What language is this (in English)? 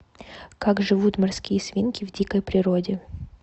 Russian